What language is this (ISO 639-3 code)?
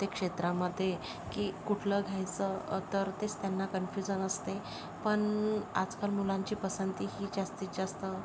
mar